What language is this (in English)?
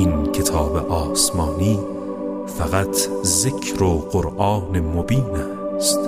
Persian